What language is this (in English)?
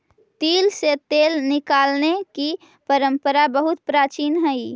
Magahi